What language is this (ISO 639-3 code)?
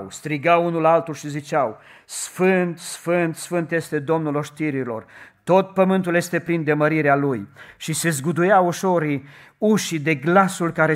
ron